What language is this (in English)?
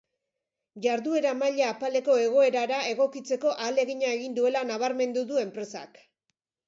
Basque